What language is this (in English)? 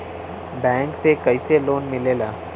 Bhojpuri